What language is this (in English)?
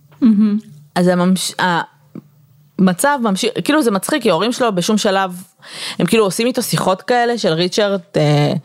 Hebrew